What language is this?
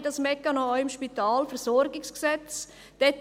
Swiss German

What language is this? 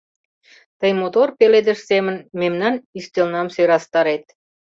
Mari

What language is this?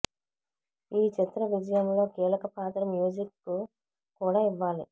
Telugu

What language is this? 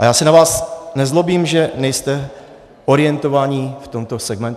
Czech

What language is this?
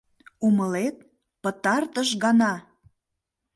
Mari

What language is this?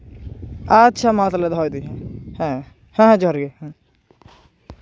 Santali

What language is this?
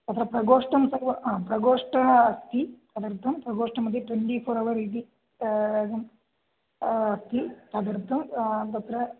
Sanskrit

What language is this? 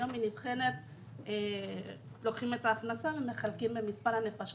Hebrew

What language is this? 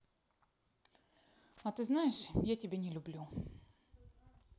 Russian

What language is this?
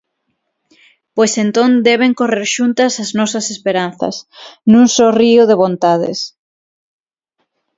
Galician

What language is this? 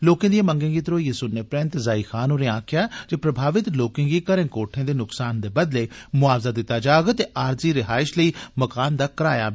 Dogri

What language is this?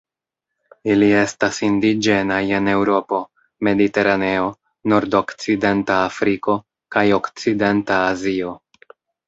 Esperanto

